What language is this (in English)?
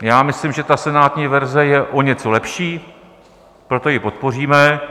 Czech